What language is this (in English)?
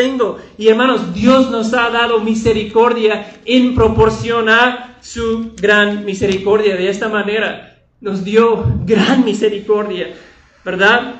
Spanish